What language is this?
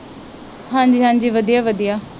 Punjabi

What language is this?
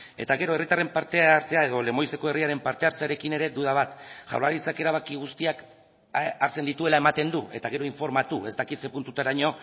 Basque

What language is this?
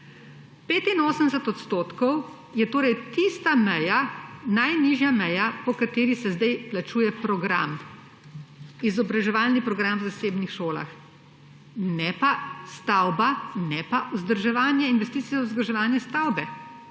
Slovenian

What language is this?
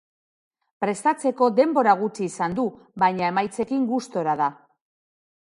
Basque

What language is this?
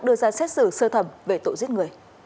Vietnamese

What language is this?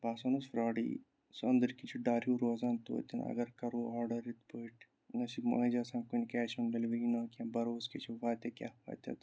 Kashmiri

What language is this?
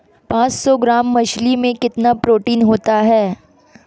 Hindi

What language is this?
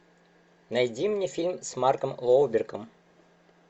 Russian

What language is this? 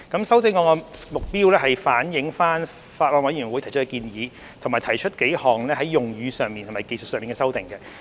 Cantonese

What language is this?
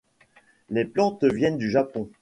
French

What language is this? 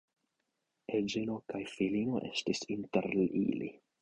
Esperanto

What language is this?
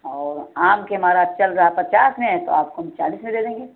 Hindi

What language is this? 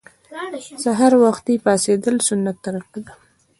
Pashto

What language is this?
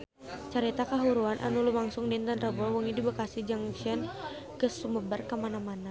Sundanese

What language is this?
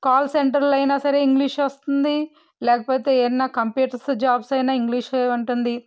Telugu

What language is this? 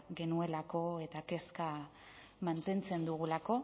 Basque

